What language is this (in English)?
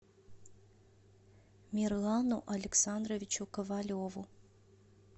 Russian